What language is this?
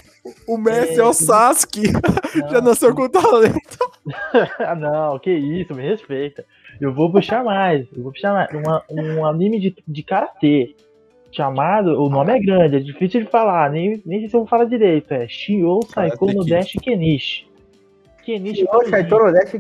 Portuguese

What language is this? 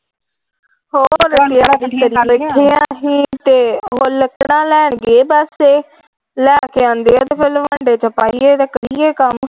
Punjabi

